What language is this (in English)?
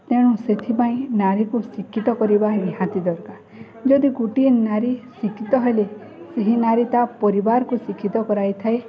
Odia